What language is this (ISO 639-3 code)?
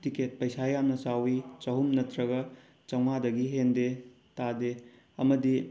mni